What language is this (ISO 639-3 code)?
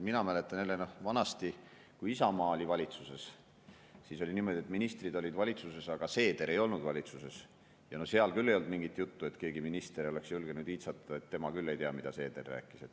est